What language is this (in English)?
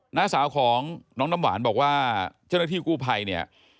Thai